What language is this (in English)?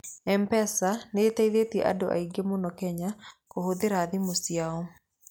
Kikuyu